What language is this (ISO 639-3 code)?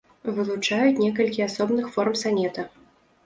bel